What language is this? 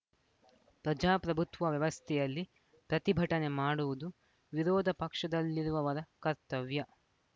Kannada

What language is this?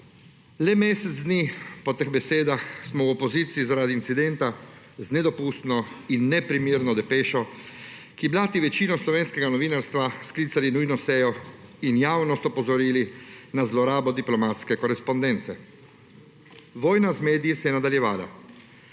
Slovenian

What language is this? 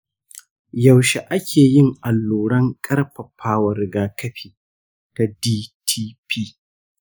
Hausa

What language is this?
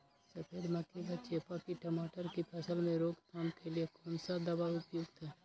Magahi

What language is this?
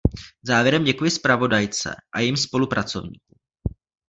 Czech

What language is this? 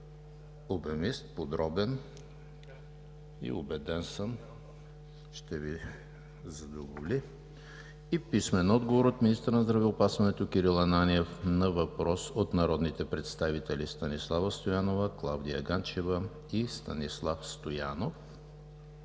Bulgarian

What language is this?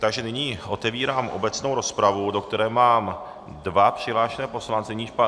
Czech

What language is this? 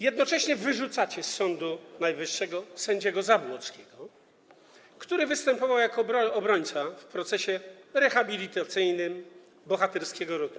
Polish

